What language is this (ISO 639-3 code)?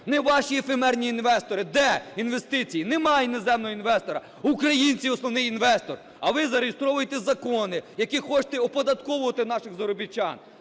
ukr